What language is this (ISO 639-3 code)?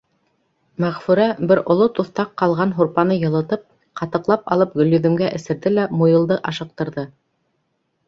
bak